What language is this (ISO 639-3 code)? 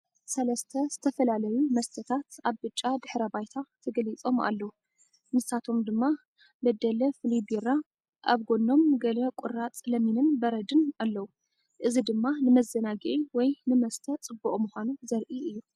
tir